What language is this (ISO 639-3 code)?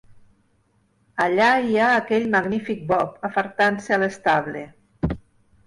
cat